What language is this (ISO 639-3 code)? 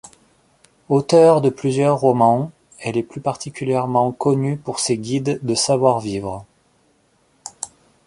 fra